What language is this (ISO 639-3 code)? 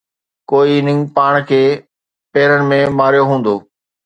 snd